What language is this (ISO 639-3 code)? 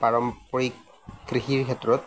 asm